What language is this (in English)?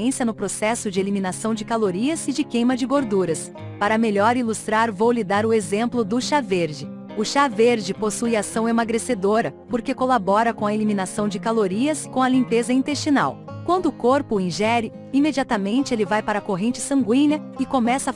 Portuguese